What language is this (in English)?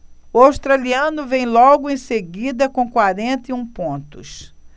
Portuguese